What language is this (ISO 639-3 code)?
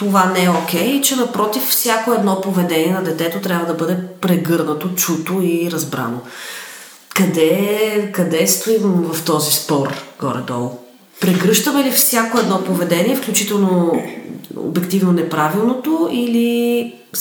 bul